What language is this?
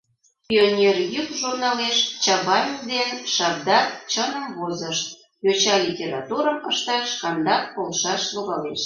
Mari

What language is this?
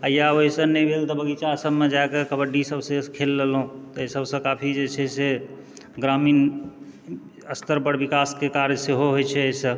Maithili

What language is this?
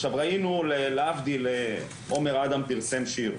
Hebrew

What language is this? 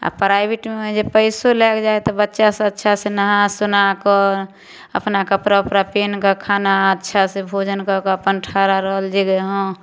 Maithili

